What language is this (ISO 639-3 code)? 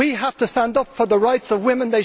eng